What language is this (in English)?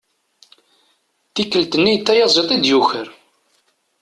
Kabyle